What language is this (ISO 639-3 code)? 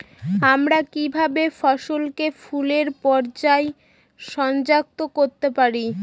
ben